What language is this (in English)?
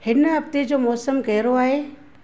Sindhi